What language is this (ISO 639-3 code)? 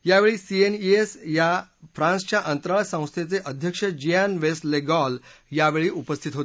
mar